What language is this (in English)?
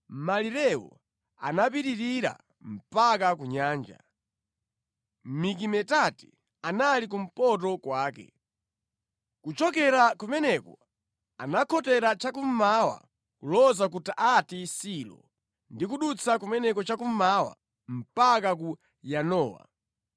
Nyanja